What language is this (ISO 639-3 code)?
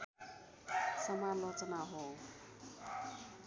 nep